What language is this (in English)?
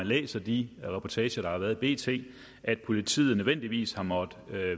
Danish